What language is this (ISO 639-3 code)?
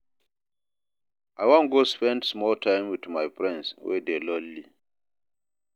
pcm